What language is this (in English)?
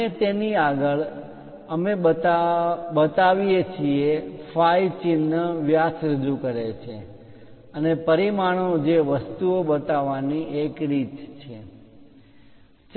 Gujarati